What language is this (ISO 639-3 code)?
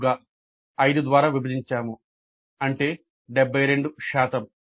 tel